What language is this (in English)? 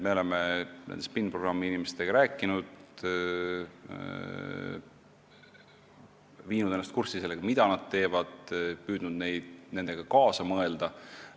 Estonian